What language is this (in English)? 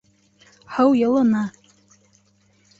Bashkir